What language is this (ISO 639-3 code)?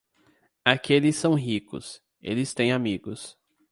por